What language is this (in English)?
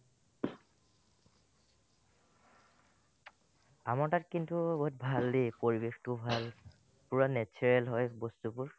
Assamese